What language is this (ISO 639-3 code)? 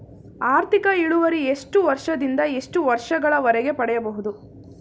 kan